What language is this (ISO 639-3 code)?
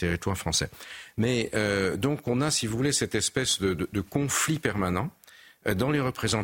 fra